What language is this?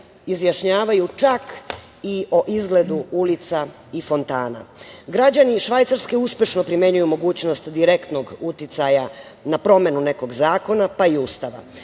Serbian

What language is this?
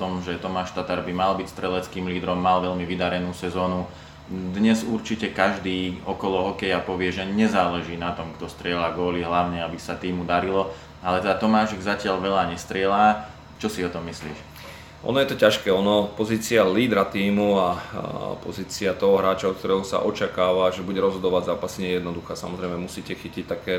Slovak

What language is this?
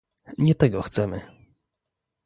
Polish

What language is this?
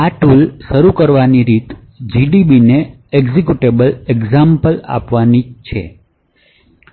Gujarati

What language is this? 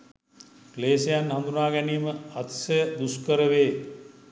Sinhala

